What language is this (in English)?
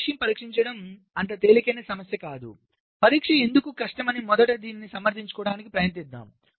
Telugu